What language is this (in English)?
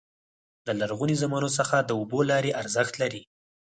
Pashto